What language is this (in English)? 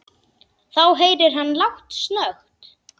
Icelandic